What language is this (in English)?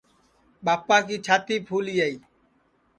Sansi